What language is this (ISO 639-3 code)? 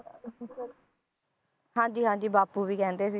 pan